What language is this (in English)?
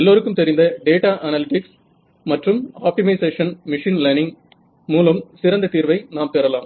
Tamil